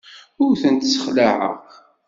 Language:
Kabyle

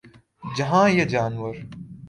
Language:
Urdu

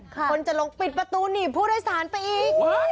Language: Thai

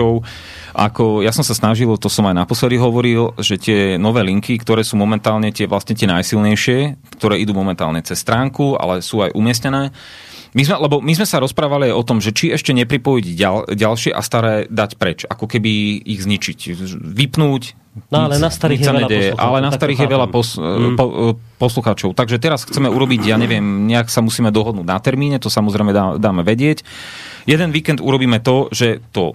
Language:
Slovak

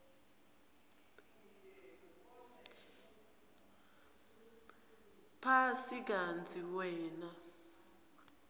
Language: Swati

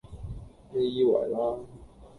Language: Cantonese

